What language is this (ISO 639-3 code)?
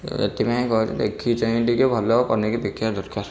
ori